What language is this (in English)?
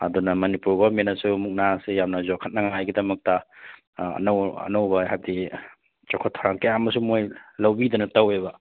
Manipuri